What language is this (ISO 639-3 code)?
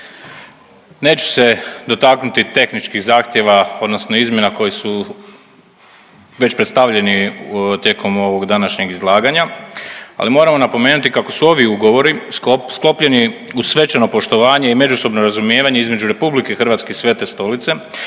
hrv